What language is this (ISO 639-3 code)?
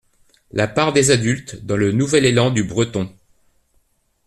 fra